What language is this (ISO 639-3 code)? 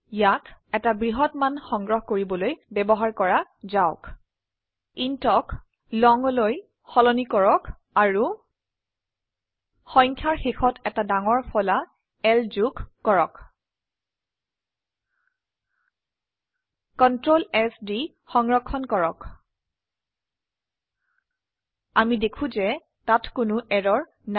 asm